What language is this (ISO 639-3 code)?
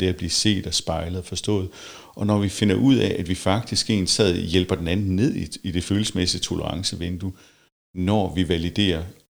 dan